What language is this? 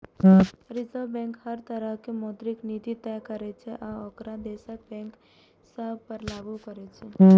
Maithili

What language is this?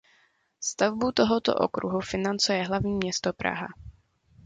Czech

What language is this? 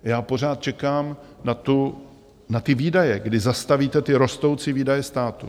Czech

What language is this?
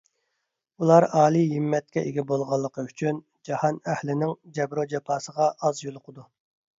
Uyghur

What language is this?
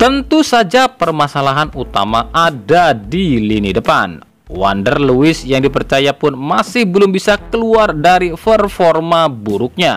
Indonesian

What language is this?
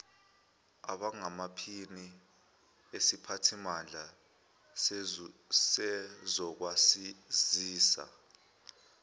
Zulu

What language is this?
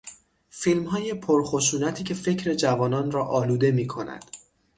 Persian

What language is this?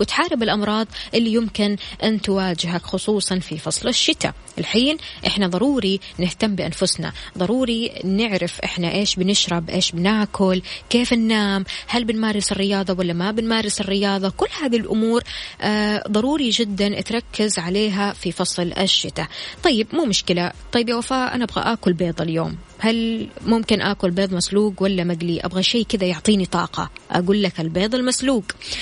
Arabic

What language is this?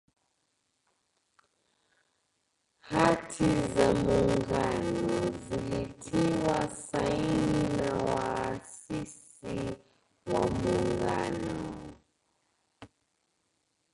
Swahili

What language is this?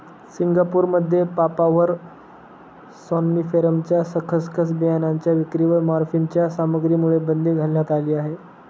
Marathi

